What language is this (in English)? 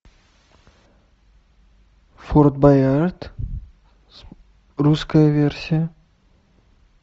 Russian